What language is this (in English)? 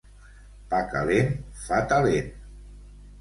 Catalan